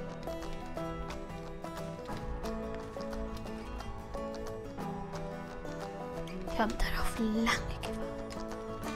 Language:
German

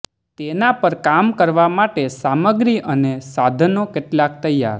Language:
Gujarati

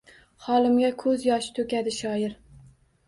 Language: Uzbek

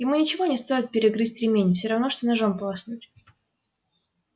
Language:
Russian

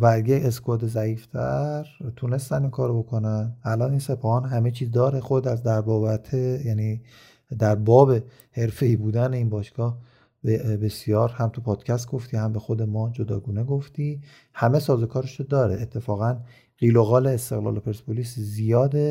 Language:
Persian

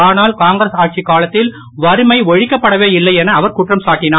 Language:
Tamil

